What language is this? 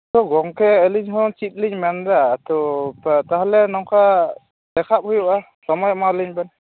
Santali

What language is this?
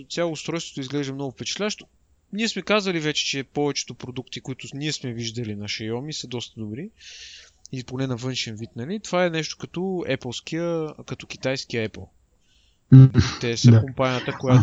Bulgarian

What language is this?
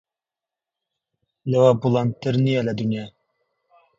Central Kurdish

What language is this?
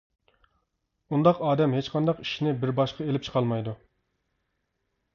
Uyghur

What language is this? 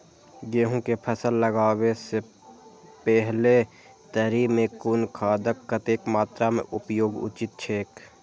Maithili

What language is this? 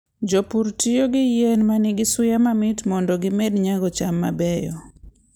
Luo (Kenya and Tanzania)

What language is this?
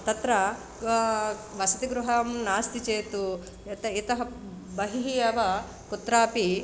Sanskrit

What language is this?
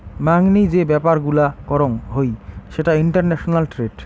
Bangla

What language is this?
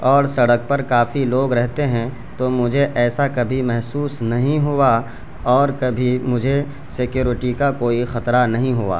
Urdu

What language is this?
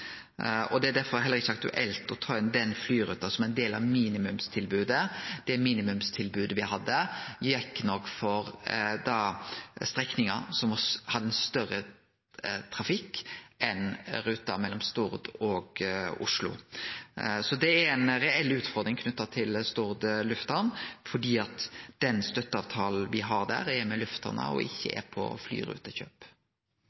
Norwegian Nynorsk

